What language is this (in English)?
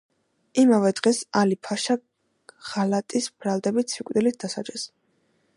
Georgian